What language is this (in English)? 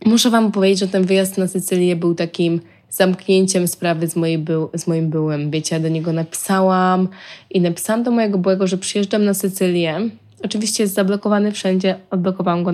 Polish